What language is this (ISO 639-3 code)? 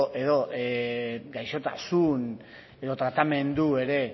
eus